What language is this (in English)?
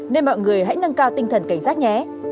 Vietnamese